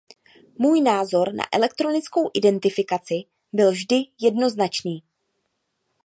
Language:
Czech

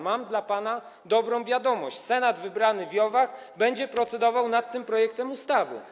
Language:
Polish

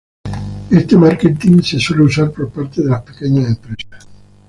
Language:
Spanish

